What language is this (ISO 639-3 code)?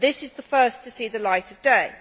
eng